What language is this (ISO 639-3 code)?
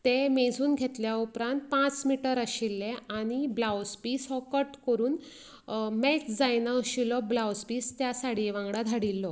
kok